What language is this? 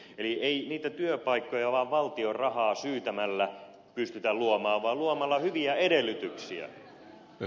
Finnish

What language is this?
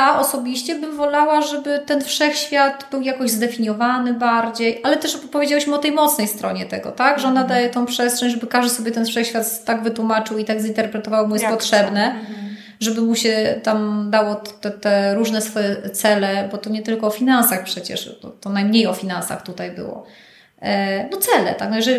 Polish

